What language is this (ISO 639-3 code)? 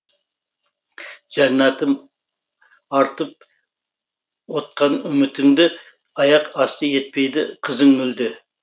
kaz